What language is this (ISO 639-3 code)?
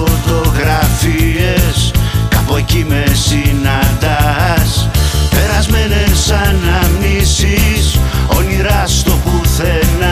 ell